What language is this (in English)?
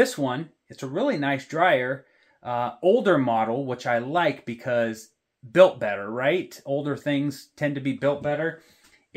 English